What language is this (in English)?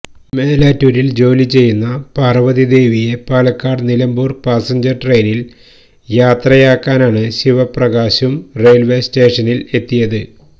Malayalam